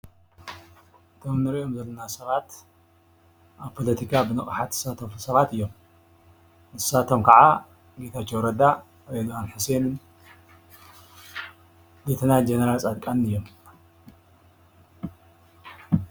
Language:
Tigrinya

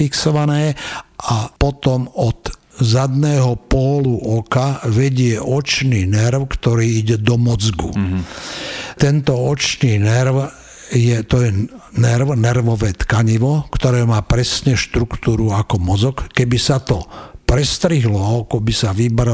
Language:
Slovak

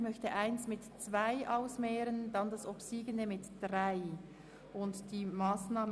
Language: Swiss German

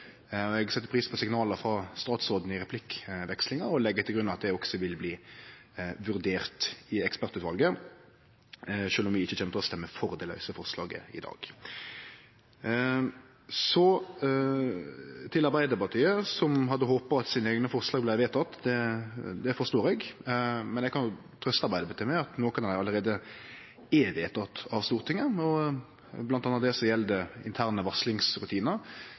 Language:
Norwegian Nynorsk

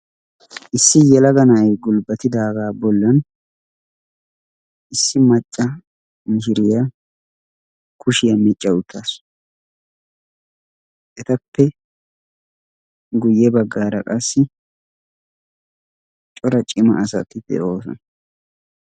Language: Wolaytta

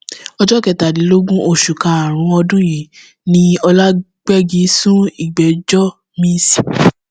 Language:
Yoruba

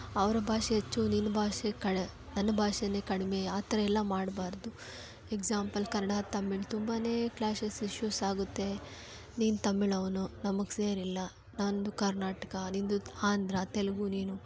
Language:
Kannada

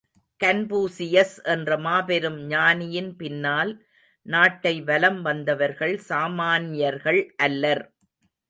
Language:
Tamil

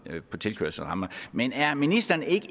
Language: Danish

